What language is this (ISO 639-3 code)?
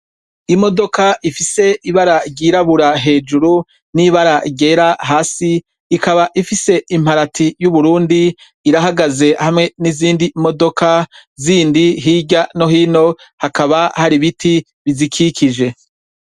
run